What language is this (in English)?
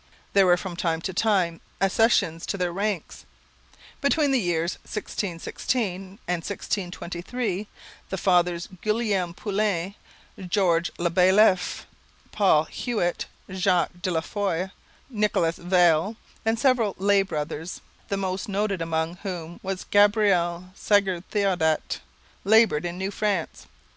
English